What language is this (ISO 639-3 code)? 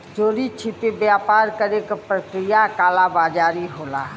bho